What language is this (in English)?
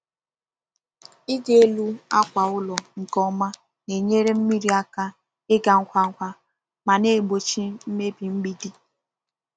Igbo